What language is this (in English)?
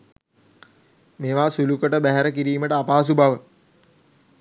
Sinhala